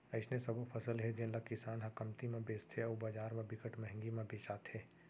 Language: Chhattisgarhi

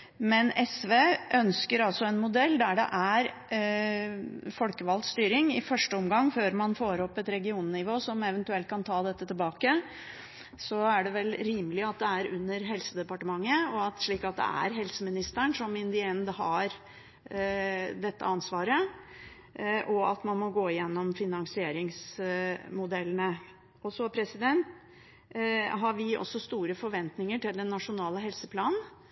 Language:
Norwegian Bokmål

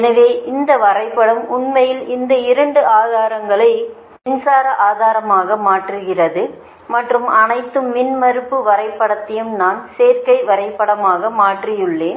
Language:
Tamil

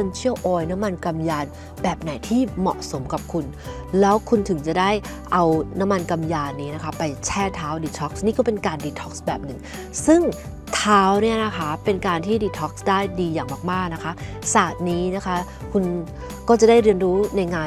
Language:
Thai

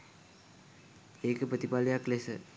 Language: Sinhala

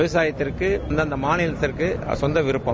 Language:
Tamil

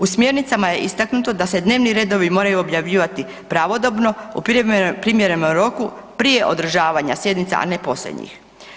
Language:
Croatian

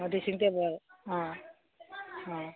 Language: Manipuri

